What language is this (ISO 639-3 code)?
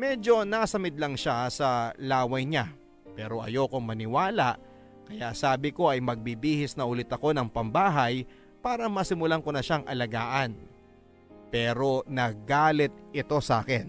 fil